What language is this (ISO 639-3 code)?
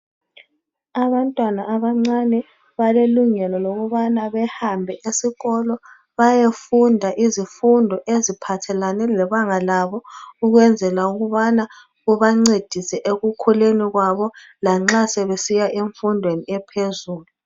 nde